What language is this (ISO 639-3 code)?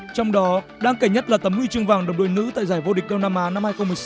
vie